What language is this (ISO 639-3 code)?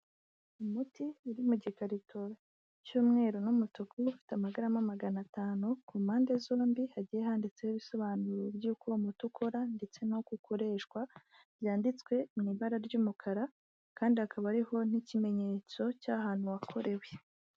kin